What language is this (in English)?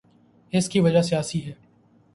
Urdu